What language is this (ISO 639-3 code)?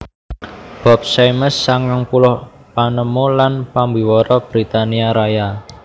jav